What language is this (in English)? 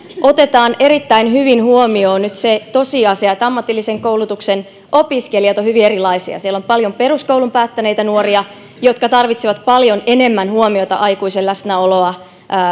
Finnish